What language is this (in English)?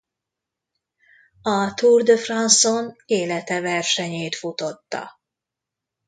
Hungarian